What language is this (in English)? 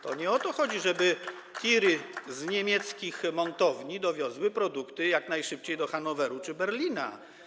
Polish